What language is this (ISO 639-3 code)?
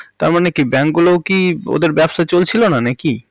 ben